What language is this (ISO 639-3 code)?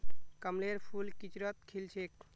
mag